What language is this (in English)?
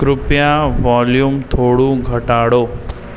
Gujarati